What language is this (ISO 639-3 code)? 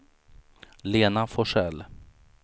swe